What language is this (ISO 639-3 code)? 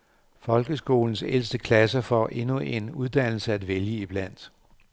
dan